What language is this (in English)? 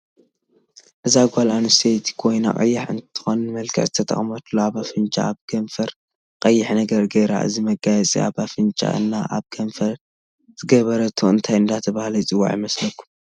Tigrinya